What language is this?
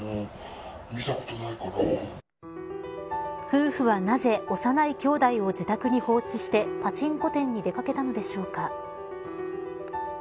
Japanese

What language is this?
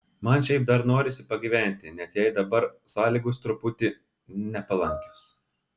Lithuanian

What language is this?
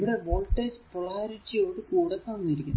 Malayalam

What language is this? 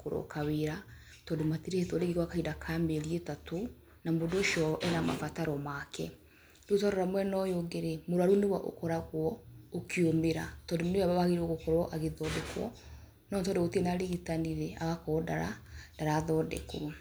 Kikuyu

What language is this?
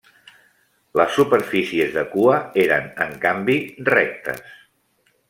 Catalan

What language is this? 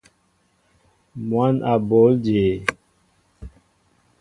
Mbo (Cameroon)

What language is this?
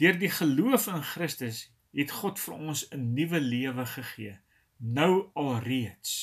Dutch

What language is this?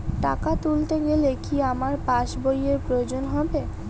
Bangla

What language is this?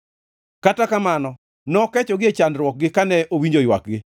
Luo (Kenya and Tanzania)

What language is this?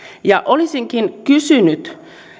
Finnish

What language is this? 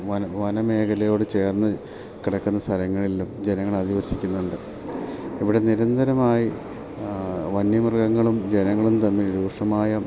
Malayalam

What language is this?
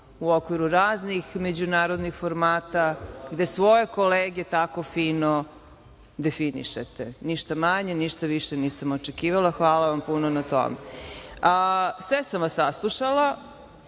Serbian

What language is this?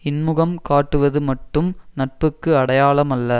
Tamil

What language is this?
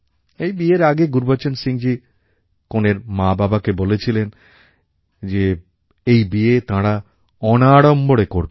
Bangla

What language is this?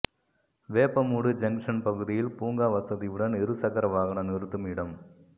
Tamil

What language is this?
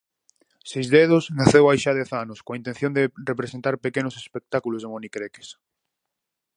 Galician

